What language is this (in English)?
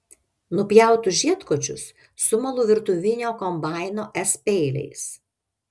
Lithuanian